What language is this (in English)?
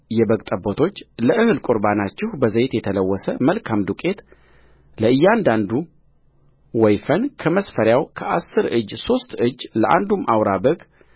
Amharic